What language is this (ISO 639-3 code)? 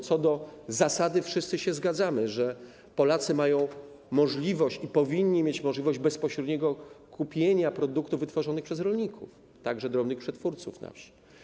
pol